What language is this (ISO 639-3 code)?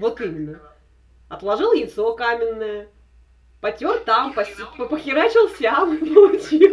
rus